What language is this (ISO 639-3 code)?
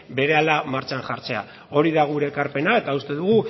eus